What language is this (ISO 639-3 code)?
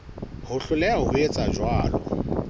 sot